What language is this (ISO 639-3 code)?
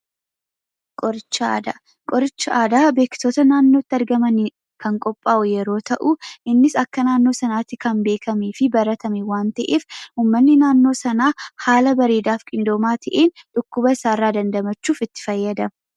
orm